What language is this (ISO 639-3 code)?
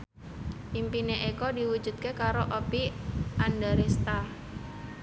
jav